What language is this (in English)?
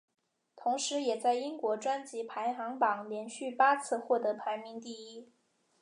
Chinese